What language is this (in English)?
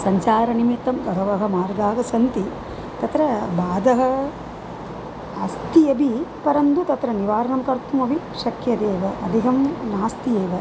Sanskrit